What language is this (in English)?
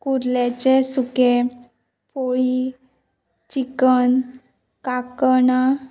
Konkani